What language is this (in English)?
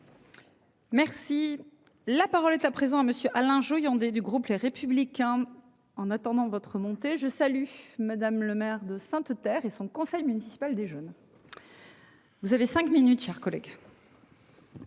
French